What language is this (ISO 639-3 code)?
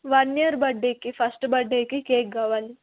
tel